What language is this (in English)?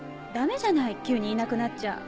Japanese